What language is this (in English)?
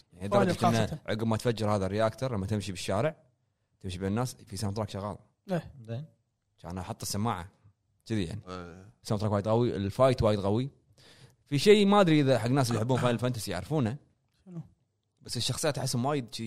Arabic